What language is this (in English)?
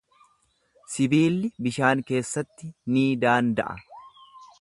Oromo